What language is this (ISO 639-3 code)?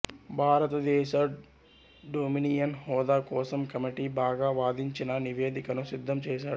tel